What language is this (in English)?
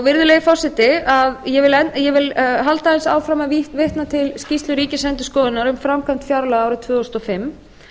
Icelandic